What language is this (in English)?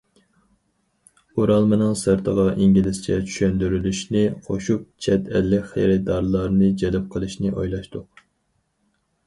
Uyghur